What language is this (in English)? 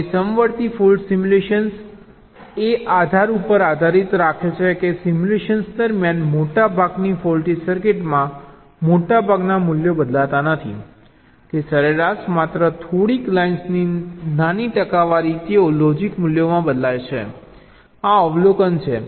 Gujarati